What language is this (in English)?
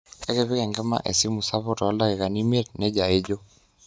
Masai